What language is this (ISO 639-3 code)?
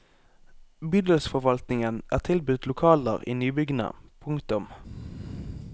nor